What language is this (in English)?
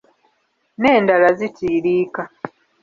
Ganda